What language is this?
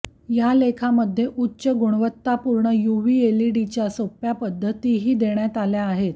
Marathi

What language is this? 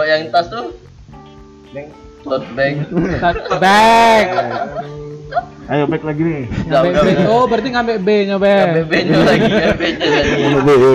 Indonesian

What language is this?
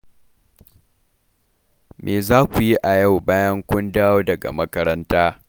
Hausa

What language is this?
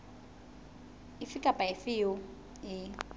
Southern Sotho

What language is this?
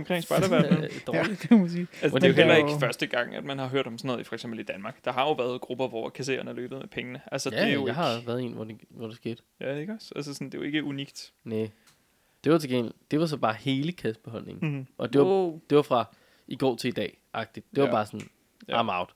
Danish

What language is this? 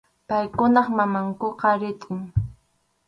Arequipa-La Unión Quechua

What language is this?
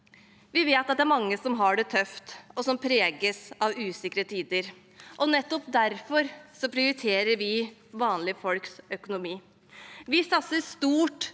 Norwegian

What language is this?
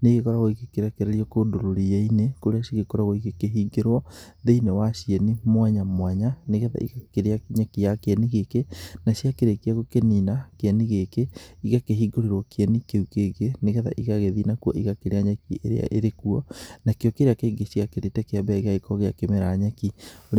Kikuyu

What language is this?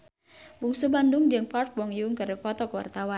Sundanese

